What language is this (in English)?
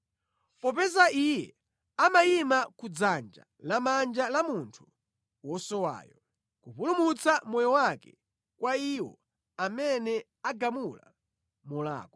Nyanja